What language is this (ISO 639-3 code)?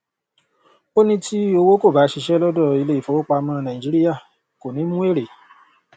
yor